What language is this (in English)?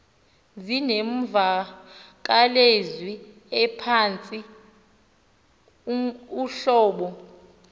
Xhosa